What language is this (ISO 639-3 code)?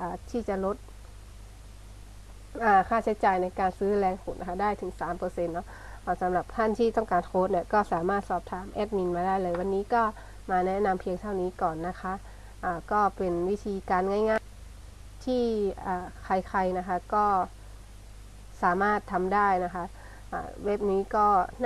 tha